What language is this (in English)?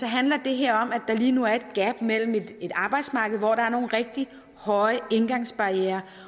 Danish